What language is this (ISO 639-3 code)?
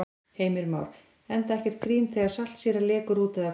isl